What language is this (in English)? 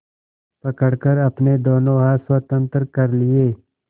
Hindi